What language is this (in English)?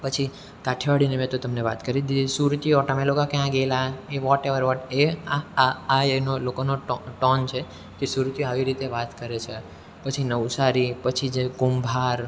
Gujarati